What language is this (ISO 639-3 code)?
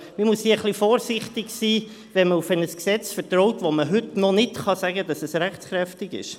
gsw